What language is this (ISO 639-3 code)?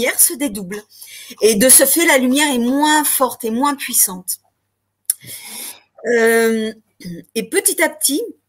fra